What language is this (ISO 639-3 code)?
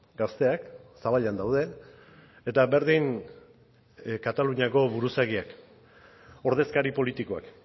eus